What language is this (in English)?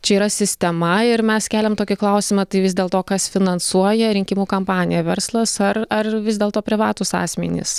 Lithuanian